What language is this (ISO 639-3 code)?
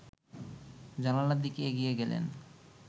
ben